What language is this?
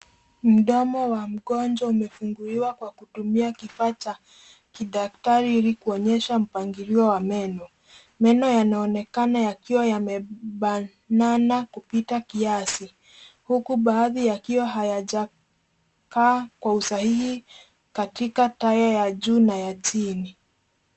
Swahili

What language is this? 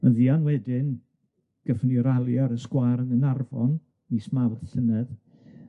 Welsh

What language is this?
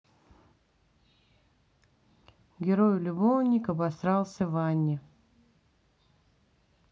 Russian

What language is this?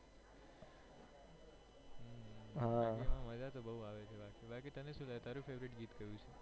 Gujarati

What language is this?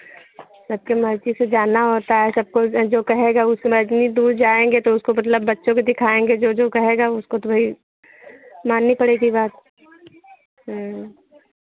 Hindi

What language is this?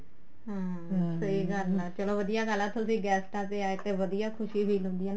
Punjabi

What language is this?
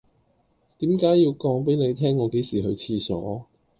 Cantonese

